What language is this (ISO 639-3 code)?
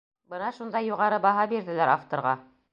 bak